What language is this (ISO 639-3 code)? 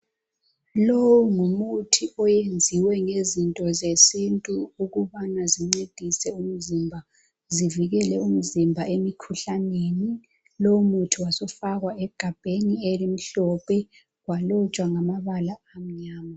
nde